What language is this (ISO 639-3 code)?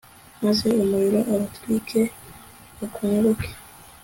kin